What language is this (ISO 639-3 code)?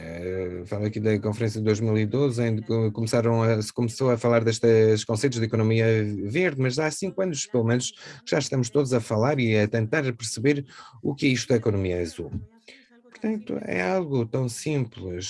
por